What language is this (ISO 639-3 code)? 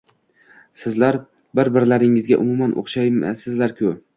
uzb